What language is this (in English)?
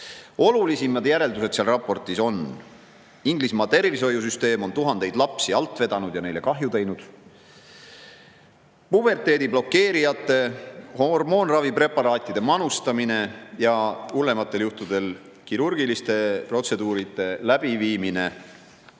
Estonian